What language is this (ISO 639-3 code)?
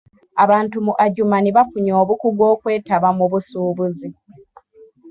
lug